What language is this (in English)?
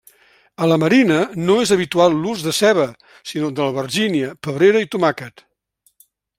Catalan